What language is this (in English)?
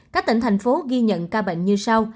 Vietnamese